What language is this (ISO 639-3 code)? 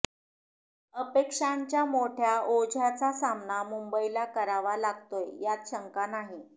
mar